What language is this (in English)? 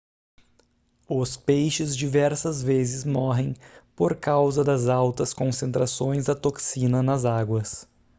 Portuguese